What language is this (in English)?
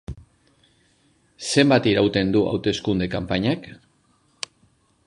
Basque